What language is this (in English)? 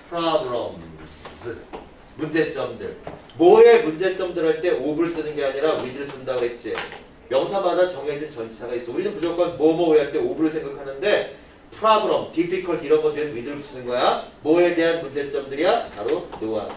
Korean